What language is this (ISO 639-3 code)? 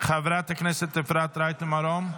heb